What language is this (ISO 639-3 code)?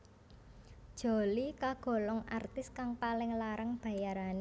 jav